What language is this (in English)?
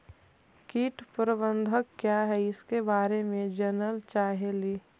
Magahi